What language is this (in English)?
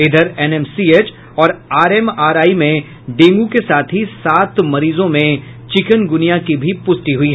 Hindi